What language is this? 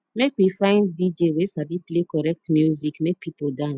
Nigerian Pidgin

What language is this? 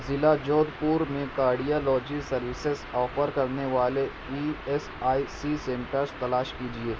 Urdu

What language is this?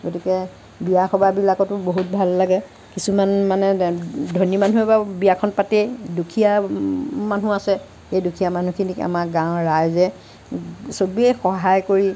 Assamese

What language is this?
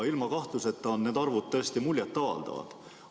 Estonian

